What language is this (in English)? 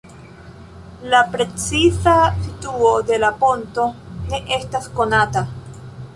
Esperanto